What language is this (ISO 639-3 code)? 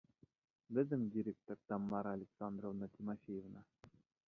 bak